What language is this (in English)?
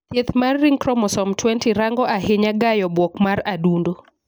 Luo (Kenya and Tanzania)